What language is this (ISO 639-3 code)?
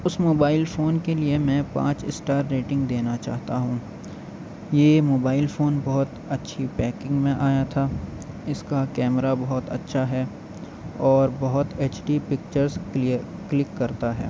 urd